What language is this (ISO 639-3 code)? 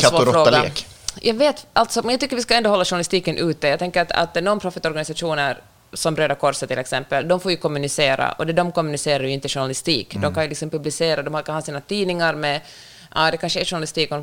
swe